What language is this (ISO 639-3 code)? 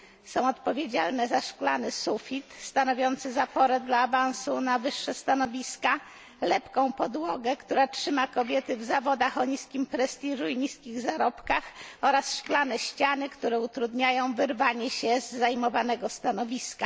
pol